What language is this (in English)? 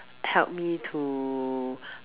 English